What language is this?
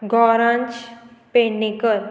Konkani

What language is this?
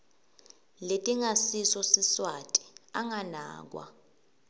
Swati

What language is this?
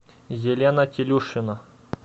Russian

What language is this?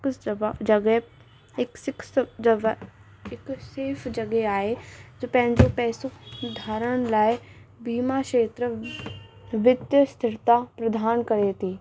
Sindhi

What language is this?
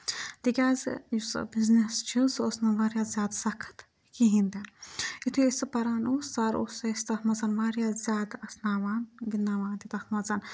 Kashmiri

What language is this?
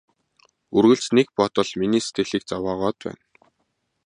Mongolian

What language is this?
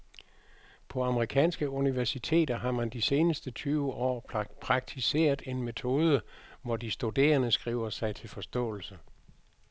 Danish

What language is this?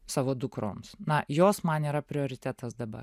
Lithuanian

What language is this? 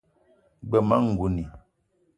Eton (Cameroon)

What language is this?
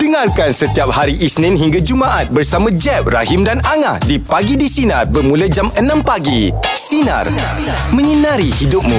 Malay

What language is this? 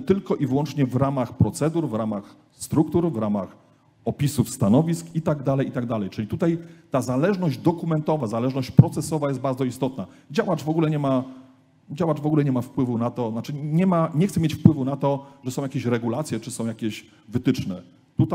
Polish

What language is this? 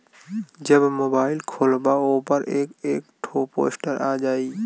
Bhojpuri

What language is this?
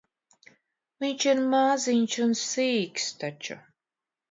Latvian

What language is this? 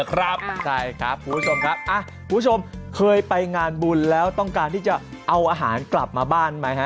Thai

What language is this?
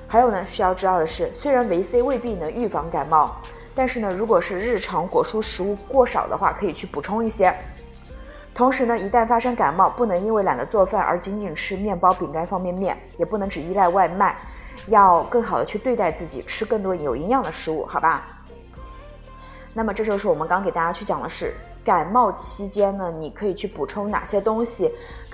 Chinese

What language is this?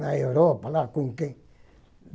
Portuguese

